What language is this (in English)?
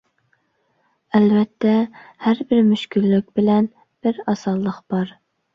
Uyghur